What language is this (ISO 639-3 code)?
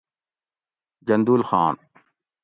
gwc